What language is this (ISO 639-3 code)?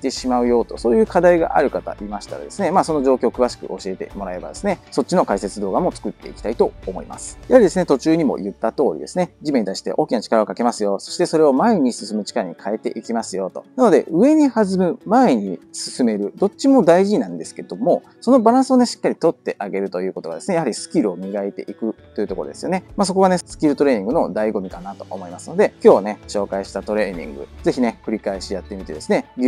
jpn